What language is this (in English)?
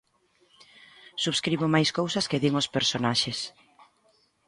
Galician